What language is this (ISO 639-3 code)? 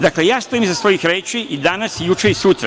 srp